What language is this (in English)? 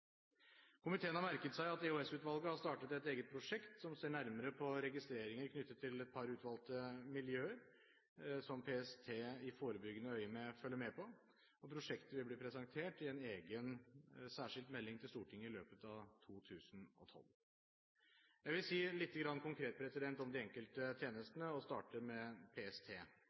Norwegian Bokmål